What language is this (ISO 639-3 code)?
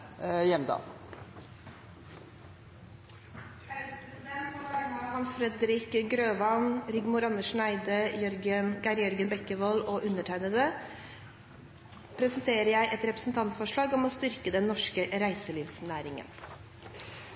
nno